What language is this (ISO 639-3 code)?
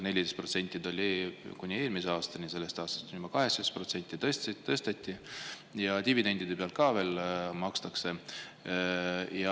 est